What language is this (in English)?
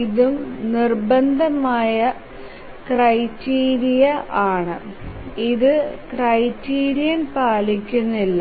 Malayalam